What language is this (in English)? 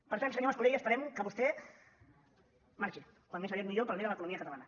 Catalan